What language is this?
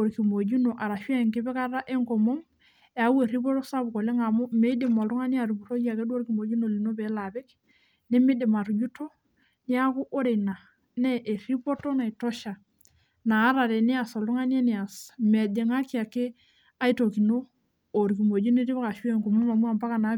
Masai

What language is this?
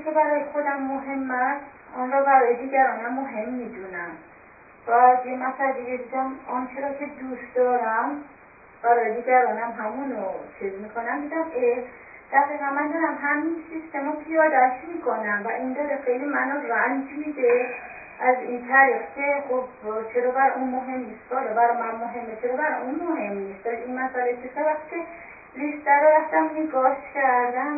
Persian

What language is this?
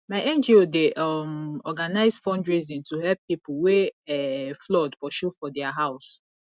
Nigerian Pidgin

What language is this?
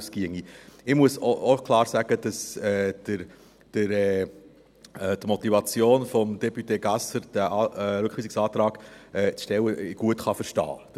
Swiss German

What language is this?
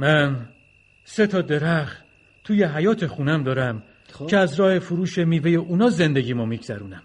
Persian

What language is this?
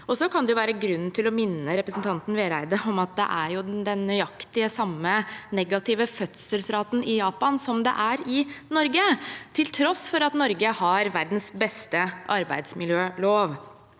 Norwegian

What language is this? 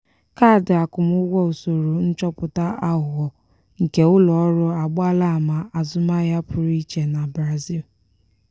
Igbo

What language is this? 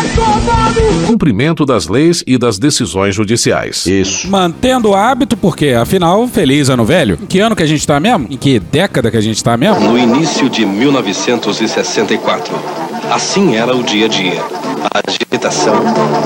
Portuguese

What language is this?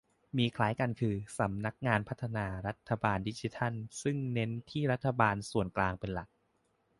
Thai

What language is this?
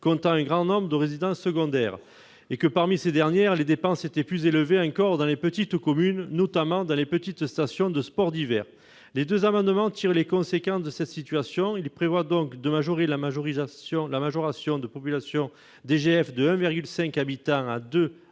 French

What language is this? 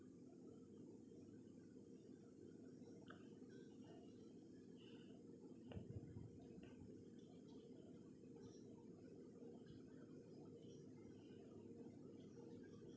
English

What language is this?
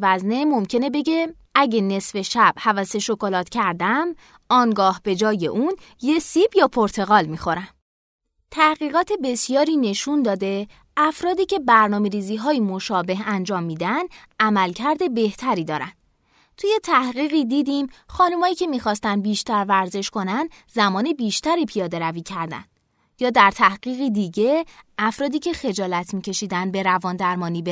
Persian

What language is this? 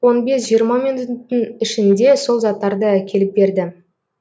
Kazakh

